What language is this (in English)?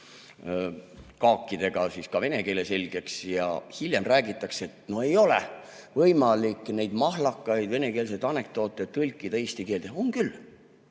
Estonian